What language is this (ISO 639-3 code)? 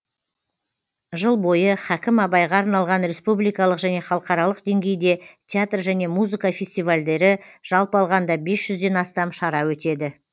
kaz